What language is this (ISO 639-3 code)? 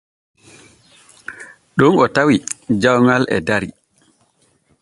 fue